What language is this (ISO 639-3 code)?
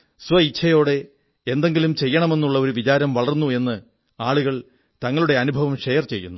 mal